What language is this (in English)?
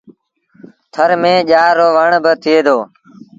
Sindhi Bhil